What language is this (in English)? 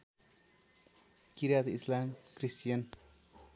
Nepali